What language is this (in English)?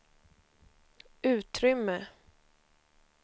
Swedish